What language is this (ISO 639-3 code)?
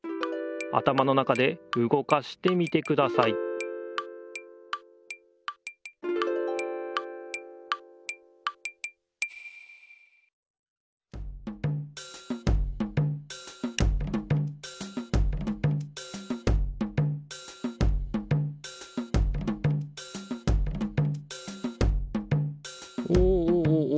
jpn